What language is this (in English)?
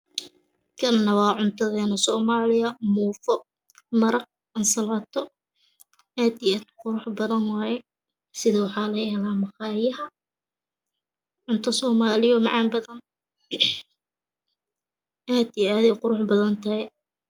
Somali